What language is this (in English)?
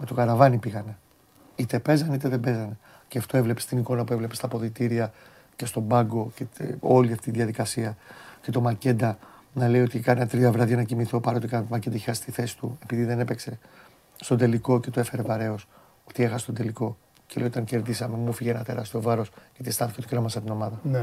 Greek